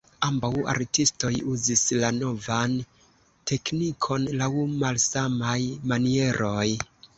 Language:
Esperanto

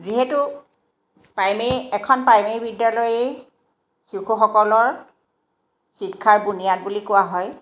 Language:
Assamese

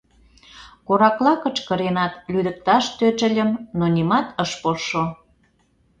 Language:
Mari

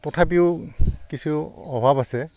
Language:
Assamese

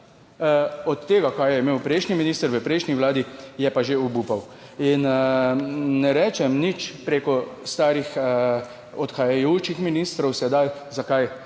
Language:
Slovenian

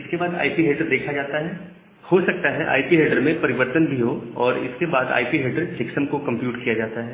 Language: Hindi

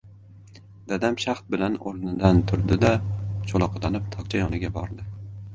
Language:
Uzbek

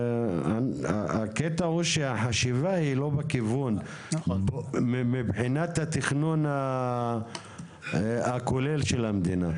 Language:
Hebrew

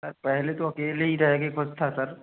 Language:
Hindi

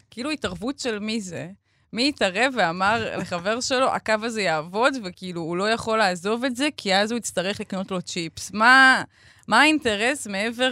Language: Hebrew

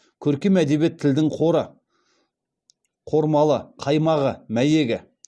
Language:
Kazakh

